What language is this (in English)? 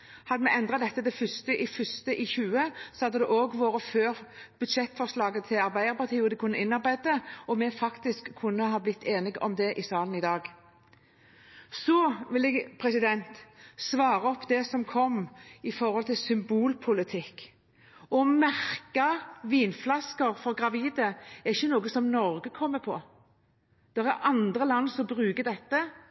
Norwegian Bokmål